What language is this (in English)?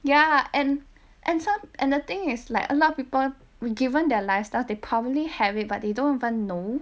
English